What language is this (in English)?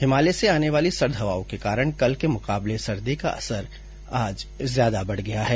Hindi